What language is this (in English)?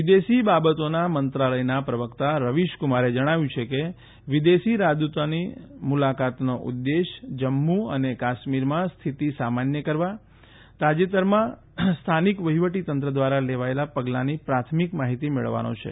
Gujarati